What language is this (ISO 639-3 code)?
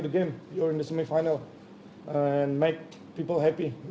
ind